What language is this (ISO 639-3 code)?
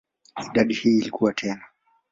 swa